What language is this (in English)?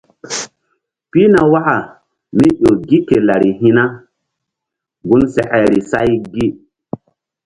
Mbum